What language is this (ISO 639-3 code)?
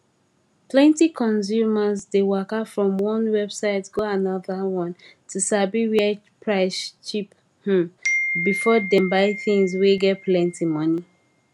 pcm